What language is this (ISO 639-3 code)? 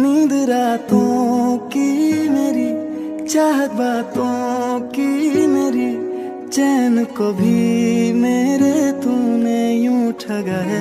hin